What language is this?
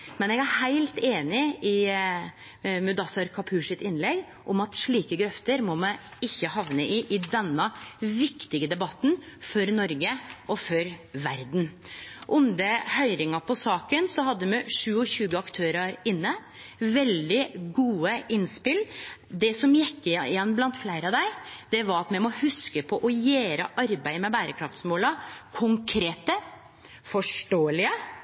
Norwegian Nynorsk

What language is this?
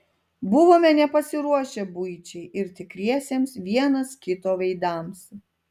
Lithuanian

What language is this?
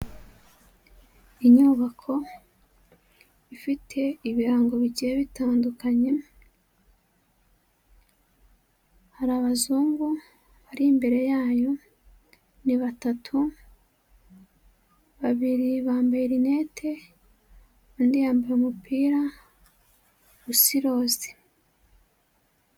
Kinyarwanda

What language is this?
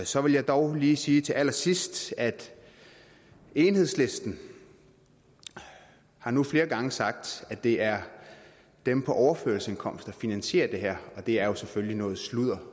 Danish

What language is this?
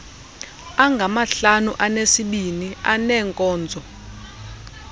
Xhosa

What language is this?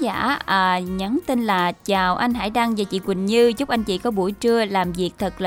Vietnamese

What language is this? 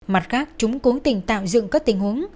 Vietnamese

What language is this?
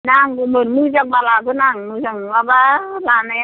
Bodo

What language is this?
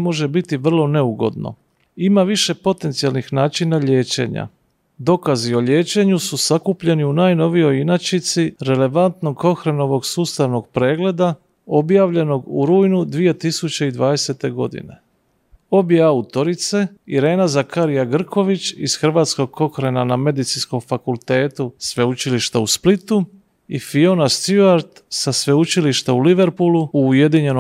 Croatian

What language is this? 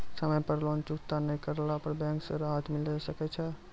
Maithili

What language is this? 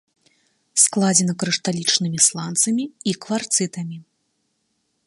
Belarusian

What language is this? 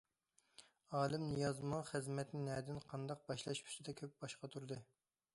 Uyghur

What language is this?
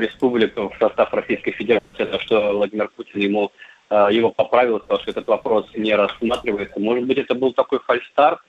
Russian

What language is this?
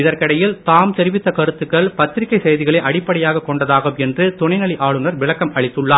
Tamil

